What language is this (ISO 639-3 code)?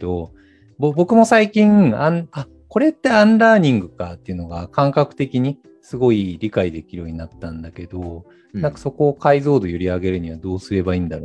jpn